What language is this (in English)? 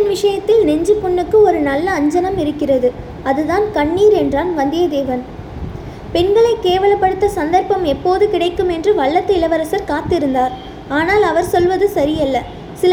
Tamil